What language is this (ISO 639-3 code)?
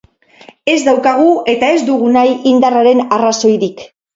eus